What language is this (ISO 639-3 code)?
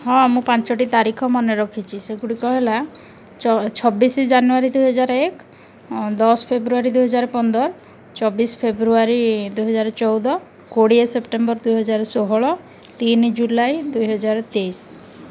ori